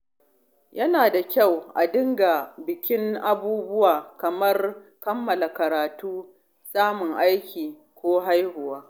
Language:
Hausa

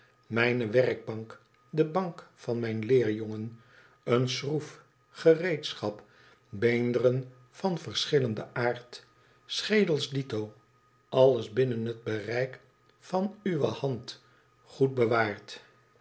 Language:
Dutch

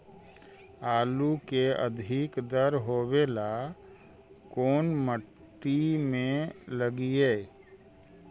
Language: Magahi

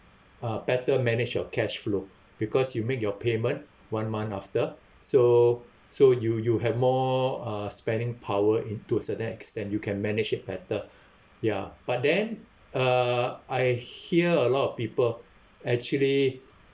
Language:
English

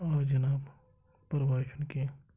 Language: Kashmiri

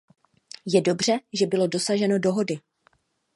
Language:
Czech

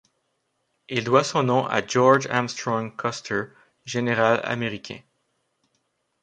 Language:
French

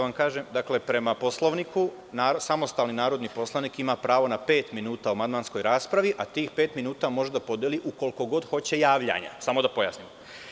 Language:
Serbian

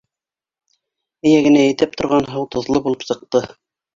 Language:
Bashkir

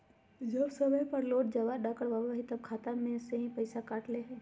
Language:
Magahi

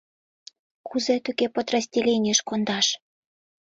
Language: Mari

